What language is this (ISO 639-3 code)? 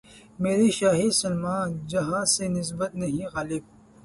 urd